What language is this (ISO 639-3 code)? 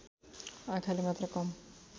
nep